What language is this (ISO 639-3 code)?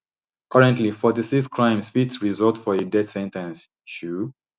pcm